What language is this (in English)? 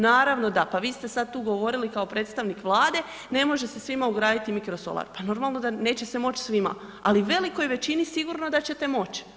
Croatian